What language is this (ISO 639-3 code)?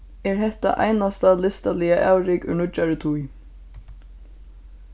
fao